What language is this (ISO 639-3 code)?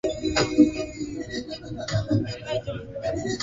swa